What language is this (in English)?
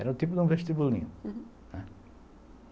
Portuguese